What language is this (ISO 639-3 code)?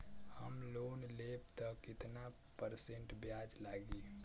bho